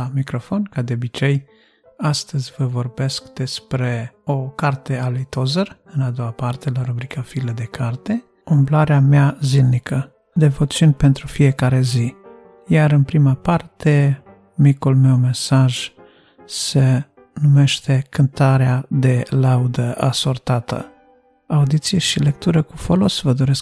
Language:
Romanian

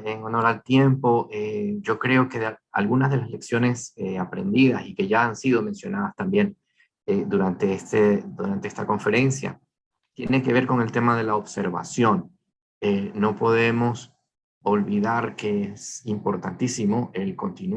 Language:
Spanish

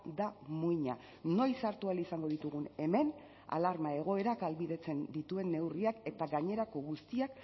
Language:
Basque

